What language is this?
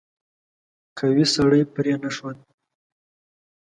Pashto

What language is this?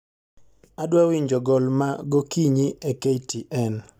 Luo (Kenya and Tanzania)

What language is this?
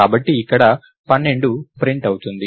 Telugu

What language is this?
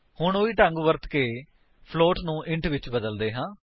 Punjabi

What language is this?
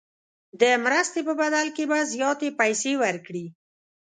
Pashto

